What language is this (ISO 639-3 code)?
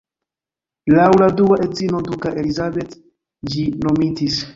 epo